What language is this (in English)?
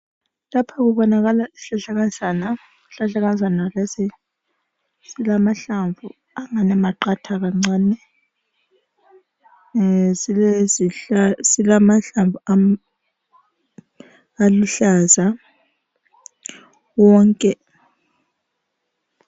North Ndebele